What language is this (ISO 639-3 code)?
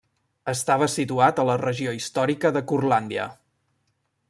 cat